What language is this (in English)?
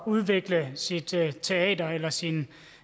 Danish